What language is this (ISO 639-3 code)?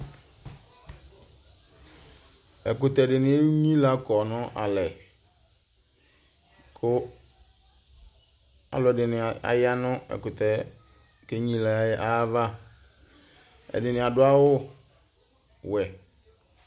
kpo